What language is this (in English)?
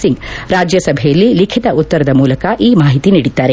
Kannada